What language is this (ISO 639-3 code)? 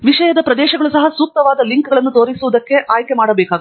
kan